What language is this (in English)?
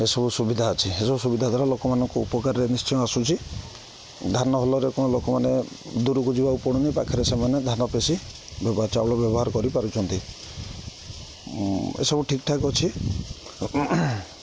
Odia